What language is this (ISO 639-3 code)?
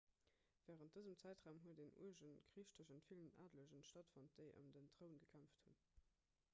ltz